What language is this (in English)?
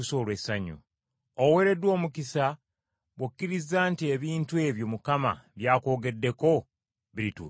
Ganda